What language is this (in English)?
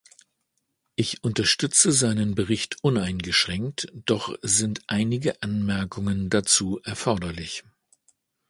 German